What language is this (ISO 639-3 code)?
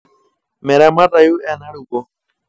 mas